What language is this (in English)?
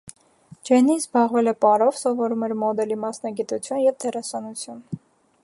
Armenian